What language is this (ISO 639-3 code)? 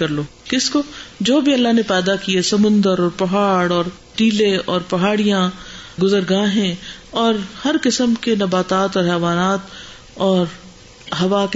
urd